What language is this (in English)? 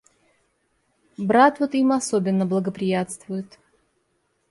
Russian